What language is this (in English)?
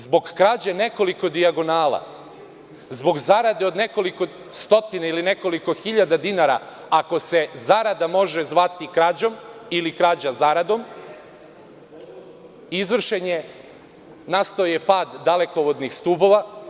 Serbian